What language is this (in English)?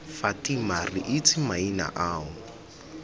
Tswana